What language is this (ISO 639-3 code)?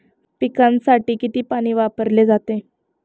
mar